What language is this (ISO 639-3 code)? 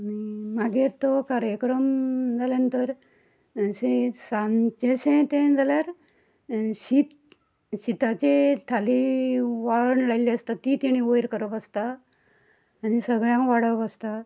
kok